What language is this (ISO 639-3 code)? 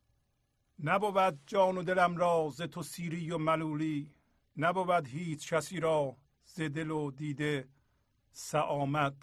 fas